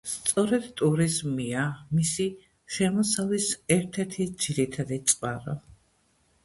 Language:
Georgian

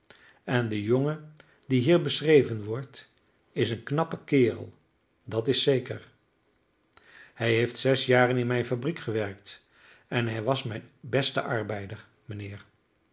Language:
Dutch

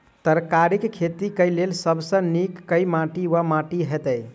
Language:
Maithili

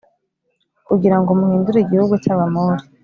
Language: Kinyarwanda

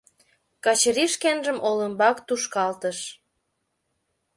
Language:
Mari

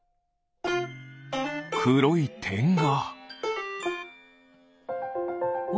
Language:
Japanese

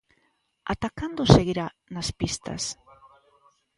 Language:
Galician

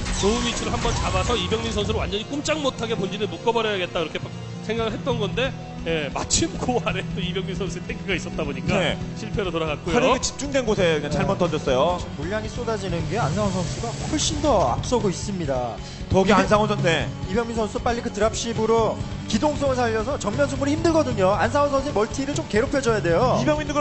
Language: Korean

